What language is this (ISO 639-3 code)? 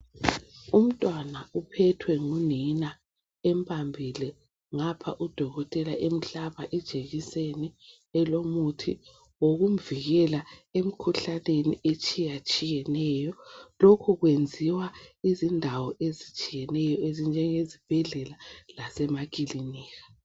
nde